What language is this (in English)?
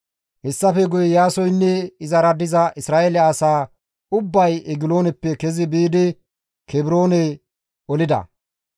Gamo